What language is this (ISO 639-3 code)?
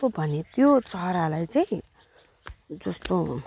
nep